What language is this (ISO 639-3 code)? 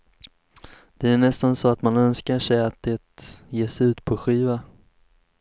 swe